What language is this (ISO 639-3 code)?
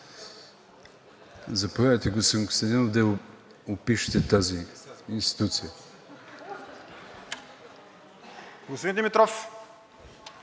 bul